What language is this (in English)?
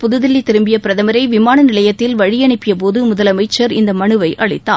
Tamil